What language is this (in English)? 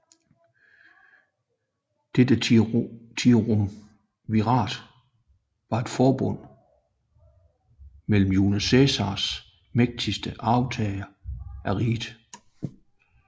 Danish